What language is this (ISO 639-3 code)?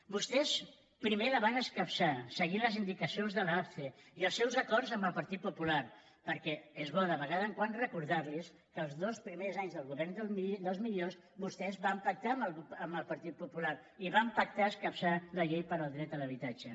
cat